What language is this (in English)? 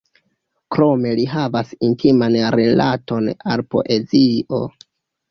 Esperanto